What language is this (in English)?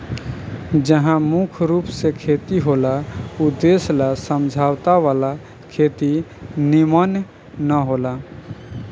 Bhojpuri